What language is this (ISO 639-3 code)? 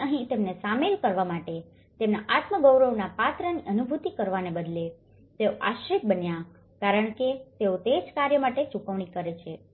guj